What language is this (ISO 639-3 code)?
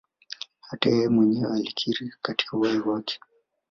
swa